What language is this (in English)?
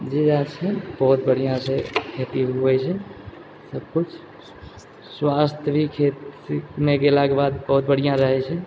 Maithili